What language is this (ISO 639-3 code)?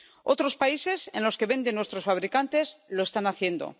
spa